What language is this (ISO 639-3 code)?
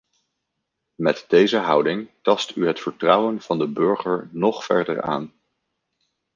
nld